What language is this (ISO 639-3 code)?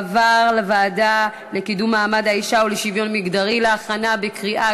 heb